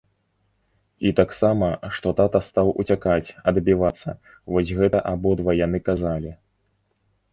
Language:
Belarusian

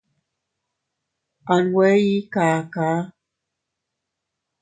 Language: Teutila Cuicatec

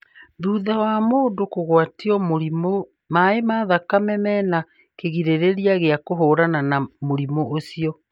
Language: Kikuyu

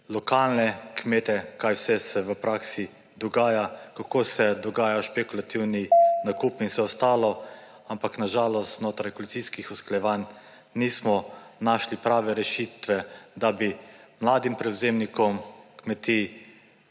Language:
Slovenian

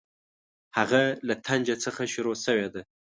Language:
Pashto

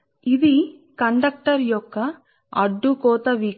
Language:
Telugu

